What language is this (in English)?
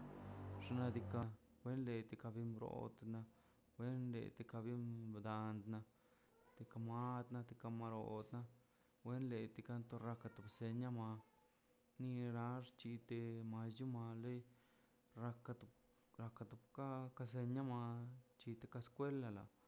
Mazaltepec Zapotec